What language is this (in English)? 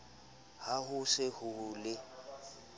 Southern Sotho